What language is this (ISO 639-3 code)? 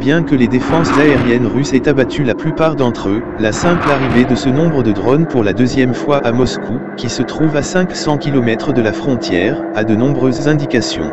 fra